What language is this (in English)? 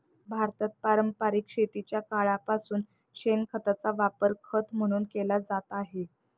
Marathi